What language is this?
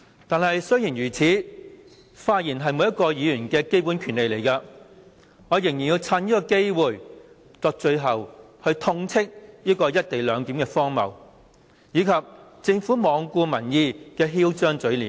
Cantonese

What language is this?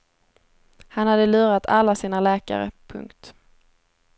Swedish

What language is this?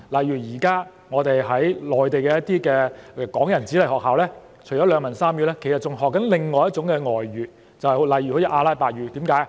Cantonese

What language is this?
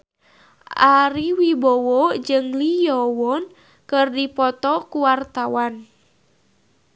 Sundanese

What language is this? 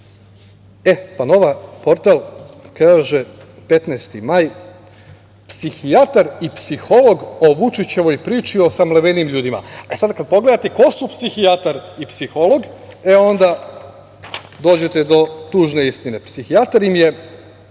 Serbian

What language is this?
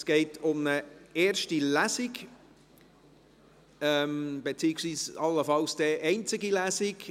Swiss German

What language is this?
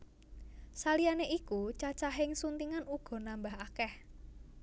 Javanese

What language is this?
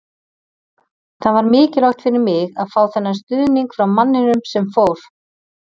Icelandic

